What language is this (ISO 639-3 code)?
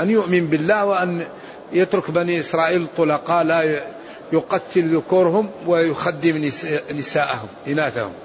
ara